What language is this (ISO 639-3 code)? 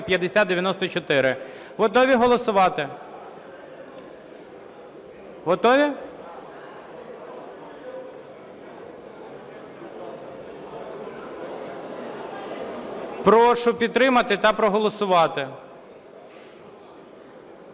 ukr